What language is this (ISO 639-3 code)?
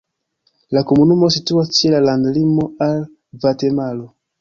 epo